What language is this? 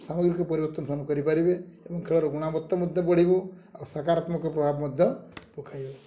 Odia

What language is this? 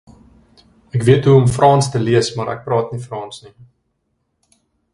Afrikaans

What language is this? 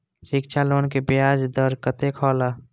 Maithili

